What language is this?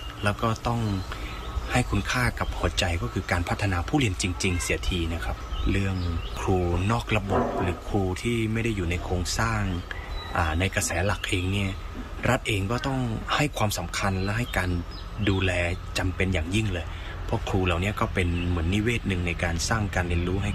Thai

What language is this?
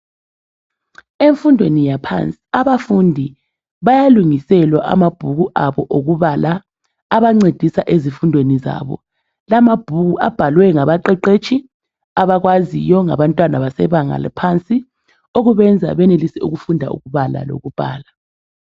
North Ndebele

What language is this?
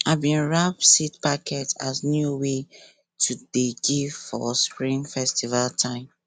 Nigerian Pidgin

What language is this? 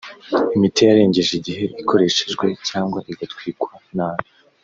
Kinyarwanda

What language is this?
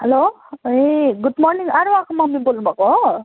Nepali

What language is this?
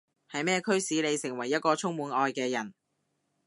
Cantonese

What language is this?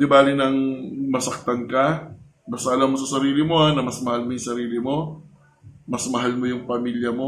Filipino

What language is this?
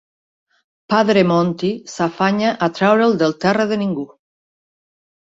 Catalan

